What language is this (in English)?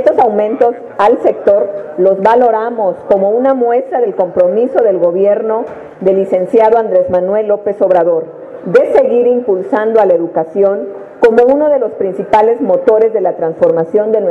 Spanish